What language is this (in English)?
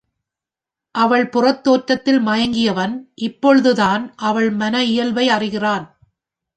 Tamil